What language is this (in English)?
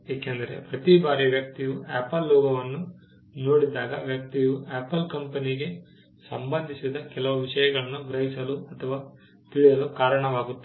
Kannada